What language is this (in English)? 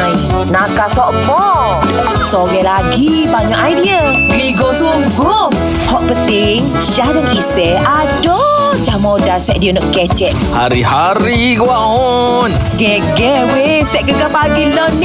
Malay